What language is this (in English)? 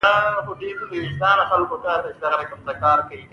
Pashto